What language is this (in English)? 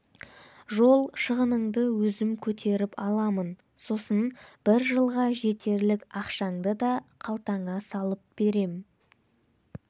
Kazakh